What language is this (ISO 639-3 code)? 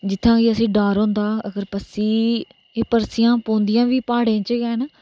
doi